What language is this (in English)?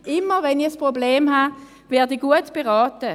Swiss German